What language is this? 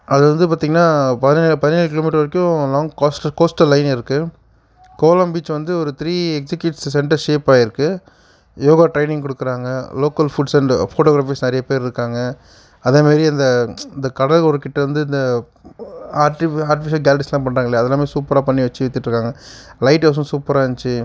Tamil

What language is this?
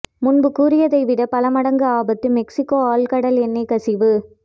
Tamil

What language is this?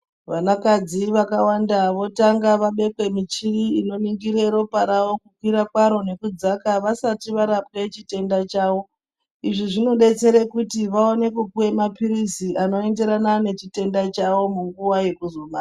Ndau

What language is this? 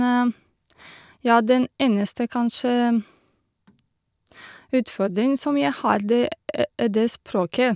Norwegian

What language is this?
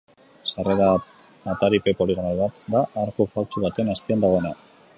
Basque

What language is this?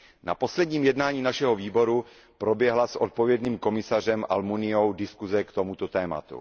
Czech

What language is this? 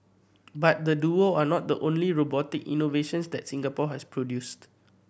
English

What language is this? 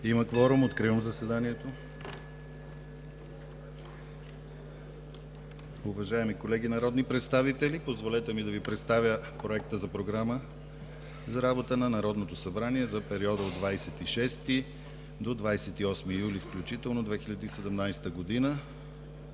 Bulgarian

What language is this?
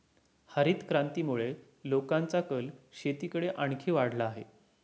Marathi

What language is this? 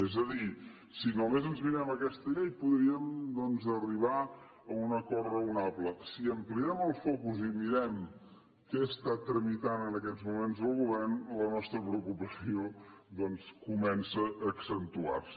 Catalan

